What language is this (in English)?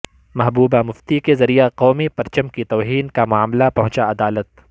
Urdu